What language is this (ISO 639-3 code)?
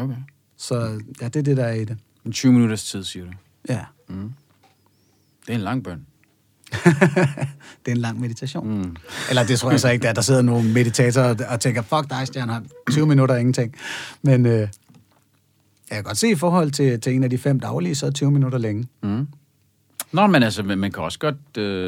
dan